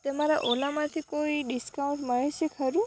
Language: Gujarati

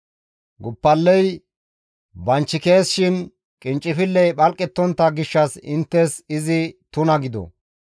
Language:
Gamo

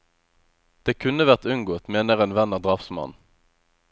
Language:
Norwegian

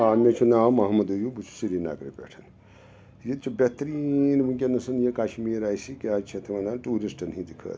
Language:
Kashmiri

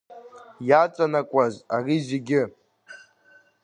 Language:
Abkhazian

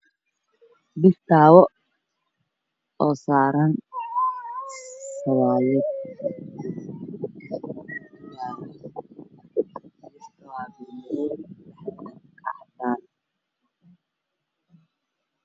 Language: Somali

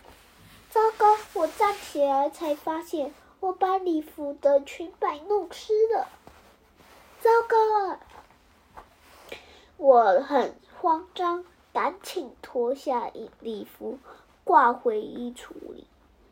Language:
Chinese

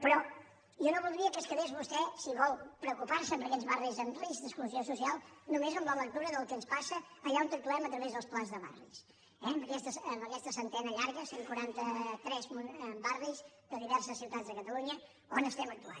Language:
Catalan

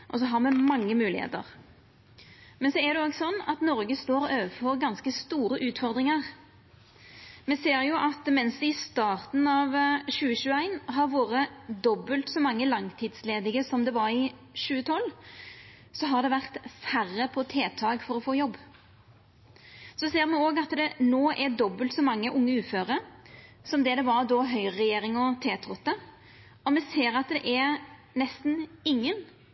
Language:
Norwegian Nynorsk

